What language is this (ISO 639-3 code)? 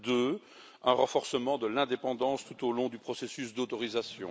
fra